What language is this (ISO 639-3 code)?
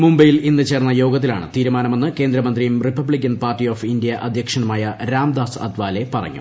mal